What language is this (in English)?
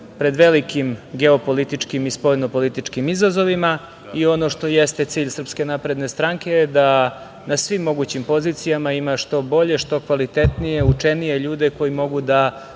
Serbian